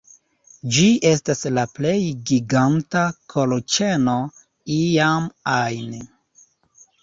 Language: Esperanto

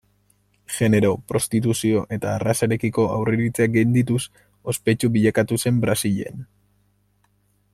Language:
Basque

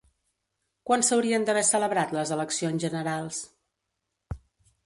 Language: Catalan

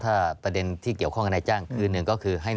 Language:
Thai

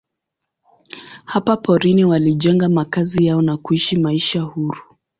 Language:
Swahili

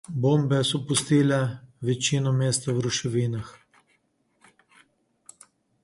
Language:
Slovenian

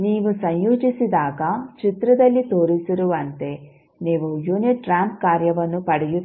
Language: Kannada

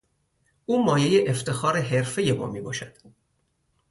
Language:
Persian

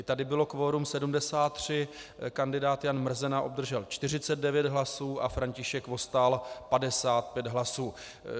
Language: Czech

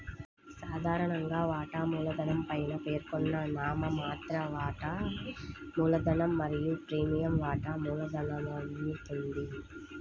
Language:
Telugu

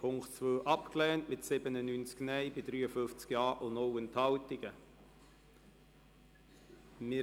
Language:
Swiss German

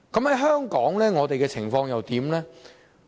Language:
Cantonese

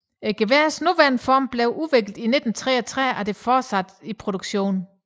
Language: Danish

